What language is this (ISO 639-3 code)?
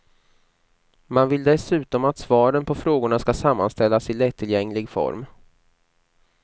swe